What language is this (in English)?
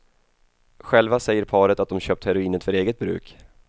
Swedish